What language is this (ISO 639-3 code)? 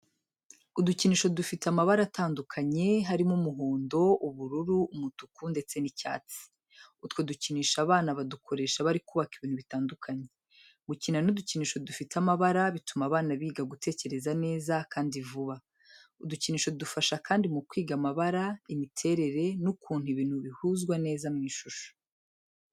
kin